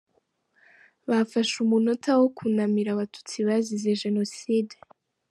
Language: Kinyarwanda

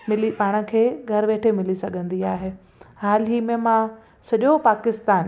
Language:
Sindhi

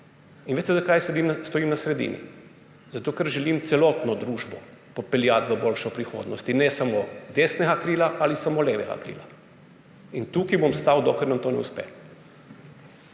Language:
Slovenian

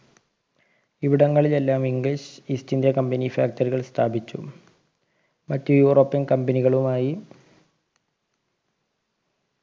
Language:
Malayalam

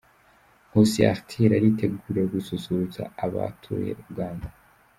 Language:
Kinyarwanda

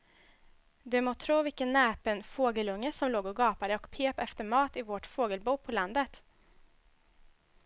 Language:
Swedish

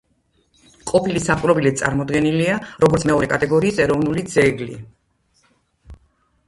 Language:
Georgian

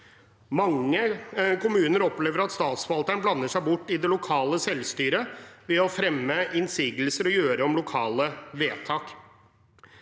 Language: Norwegian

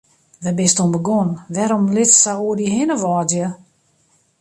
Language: Western Frisian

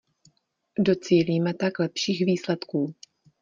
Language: Czech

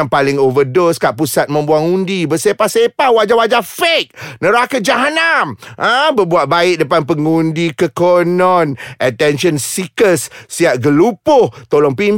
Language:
Malay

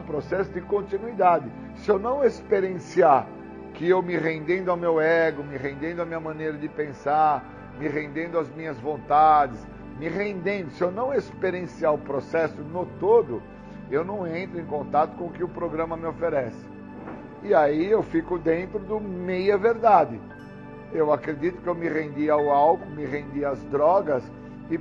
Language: Portuguese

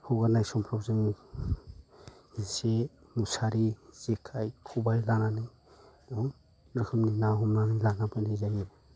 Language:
Bodo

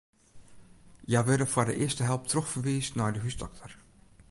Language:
Western Frisian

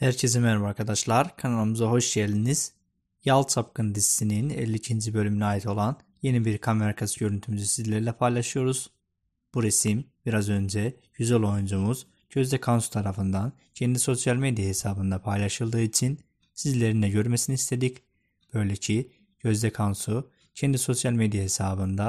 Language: Turkish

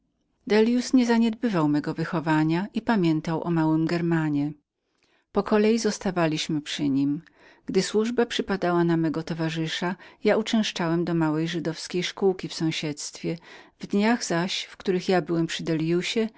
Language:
Polish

